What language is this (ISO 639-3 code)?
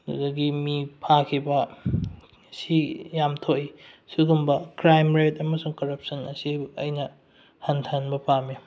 mni